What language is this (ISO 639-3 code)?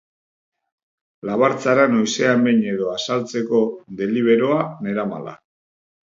eus